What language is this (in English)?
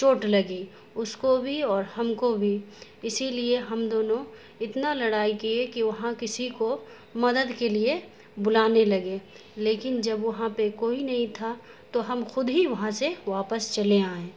Urdu